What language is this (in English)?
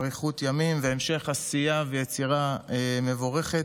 Hebrew